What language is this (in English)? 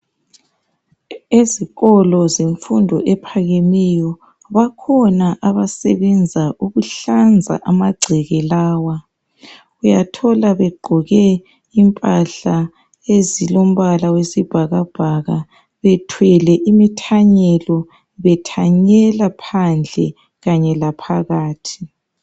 North Ndebele